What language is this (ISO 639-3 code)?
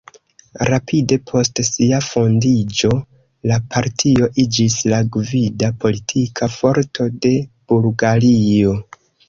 epo